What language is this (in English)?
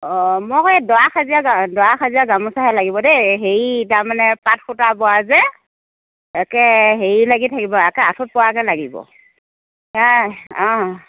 Assamese